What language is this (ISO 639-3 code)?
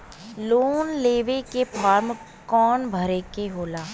bho